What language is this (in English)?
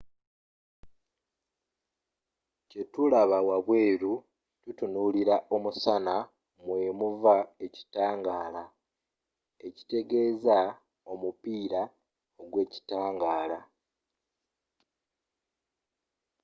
Ganda